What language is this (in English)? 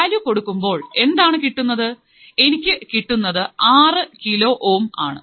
Malayalam